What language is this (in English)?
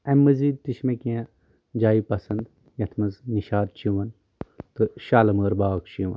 Kashmiri